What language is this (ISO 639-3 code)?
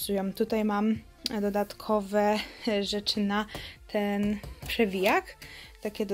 pol